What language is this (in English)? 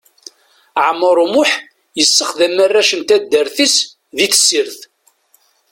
Kabyle